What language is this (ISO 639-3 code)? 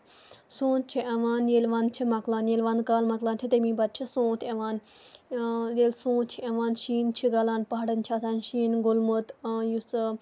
kas